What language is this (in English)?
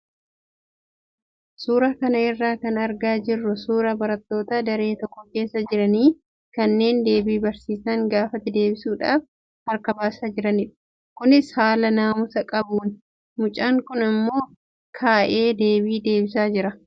Oromo